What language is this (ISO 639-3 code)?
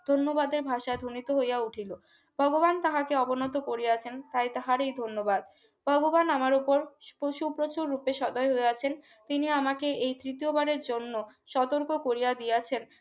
ben